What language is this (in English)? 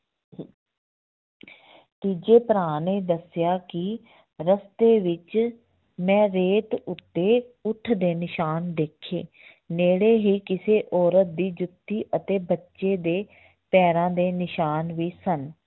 Punjabi